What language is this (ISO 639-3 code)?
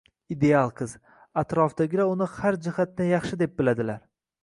uzb